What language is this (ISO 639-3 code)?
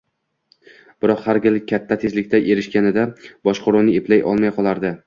uzb